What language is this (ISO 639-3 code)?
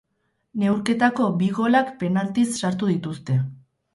eus